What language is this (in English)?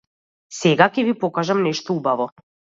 Macedonian